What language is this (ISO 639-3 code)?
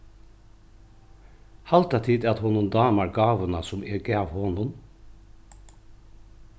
fao